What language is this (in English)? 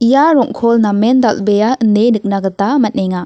Garo